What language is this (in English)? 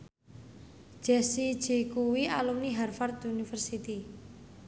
Javanese